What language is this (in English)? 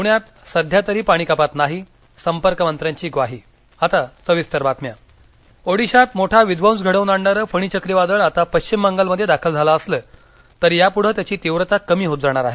Marathi